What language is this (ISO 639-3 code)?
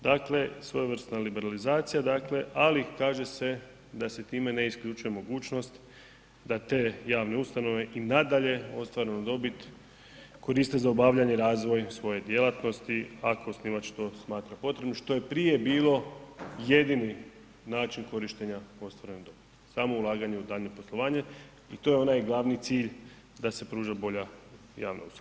hrv